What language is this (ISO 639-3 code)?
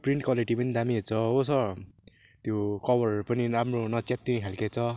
nep